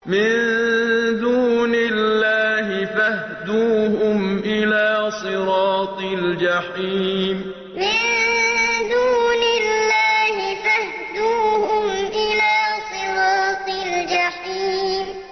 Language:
Arabic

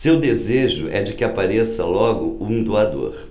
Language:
Portuguese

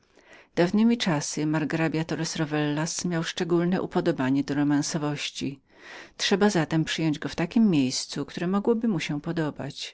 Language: Polish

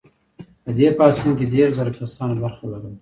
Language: Pashto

